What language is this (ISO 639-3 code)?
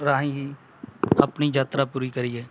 pan